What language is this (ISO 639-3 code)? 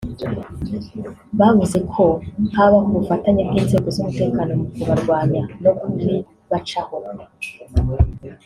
kin